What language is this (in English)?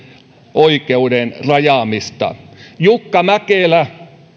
Finnish